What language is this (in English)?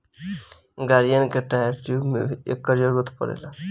Bhojpuri